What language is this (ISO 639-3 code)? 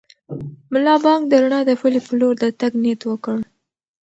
pus